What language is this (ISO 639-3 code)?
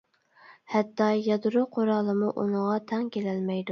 uig